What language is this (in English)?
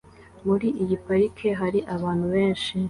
Kinyarwanda